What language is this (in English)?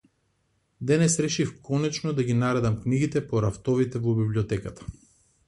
Macedonian